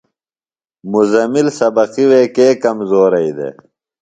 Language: Phalura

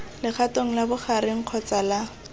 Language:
Tswana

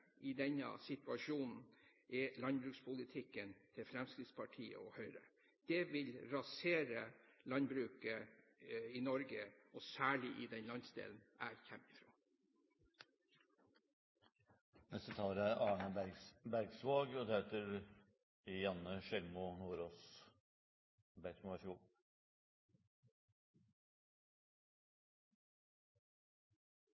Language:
Norwegian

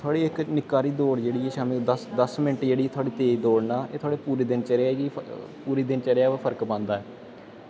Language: Dogri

